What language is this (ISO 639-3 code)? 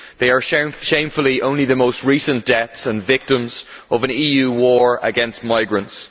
eng